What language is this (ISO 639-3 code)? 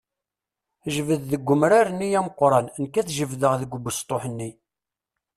kab